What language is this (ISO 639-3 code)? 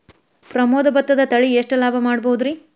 kan